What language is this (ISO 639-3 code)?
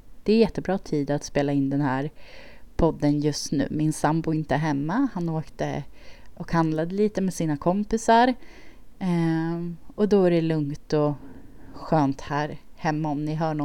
swe